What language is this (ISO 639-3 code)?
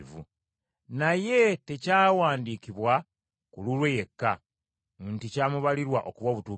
lug